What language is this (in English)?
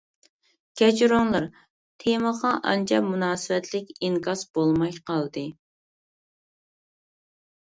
Uyghur